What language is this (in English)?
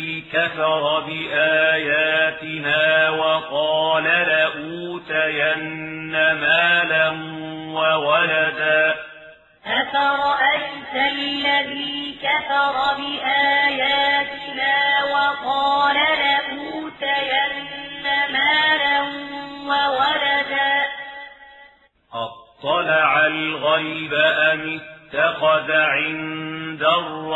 Arabic